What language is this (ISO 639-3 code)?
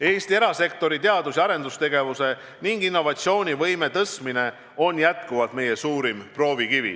est